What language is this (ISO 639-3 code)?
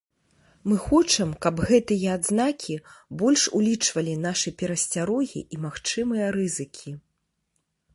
bel